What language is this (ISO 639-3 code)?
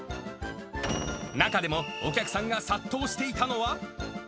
jpn